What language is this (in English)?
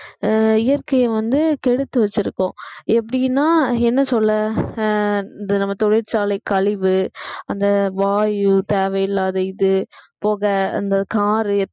Tamil